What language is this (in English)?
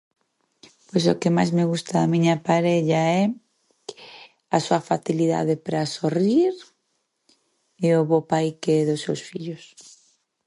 Galician